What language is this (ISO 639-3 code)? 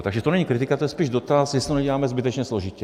ces